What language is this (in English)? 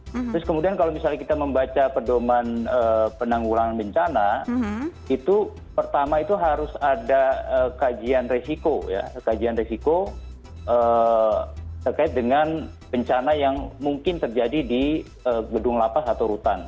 Indonesian